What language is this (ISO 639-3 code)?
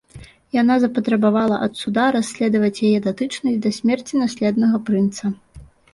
bel